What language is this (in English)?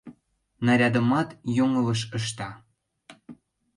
Mari